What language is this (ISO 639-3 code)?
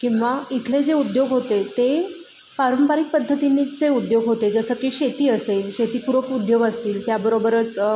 mar